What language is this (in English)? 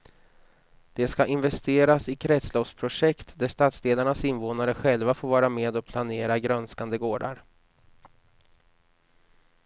Swedish